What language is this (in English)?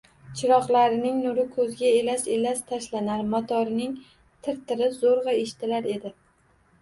Uzbek